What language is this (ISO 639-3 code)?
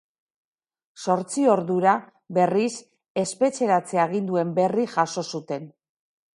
eus